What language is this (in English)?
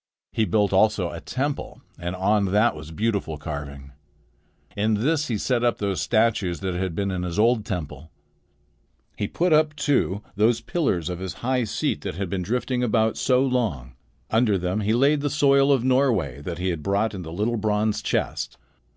English